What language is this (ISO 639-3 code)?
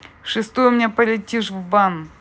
rus